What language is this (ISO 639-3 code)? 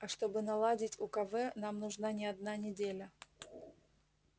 rus